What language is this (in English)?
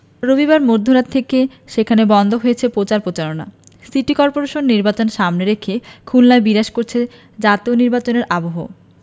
Bangla